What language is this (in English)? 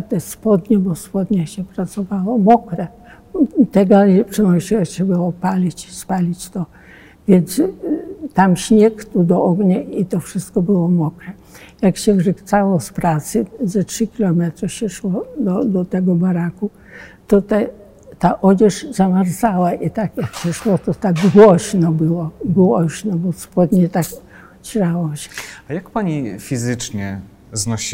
Polish